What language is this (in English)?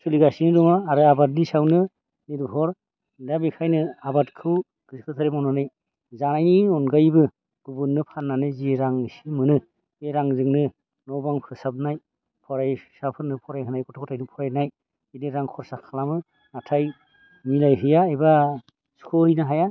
Bodo